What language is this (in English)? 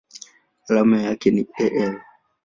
Swahili